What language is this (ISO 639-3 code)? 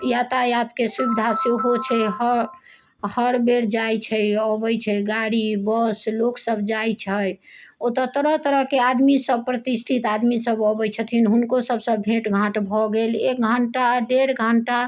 mai